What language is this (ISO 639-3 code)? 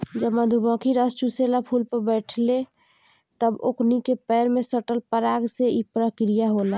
bho